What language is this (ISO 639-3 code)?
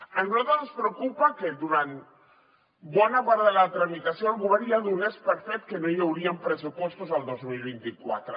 cat